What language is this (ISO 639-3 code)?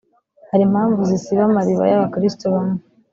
kin